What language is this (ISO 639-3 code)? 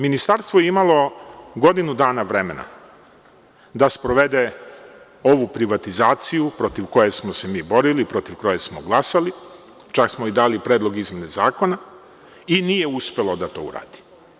srp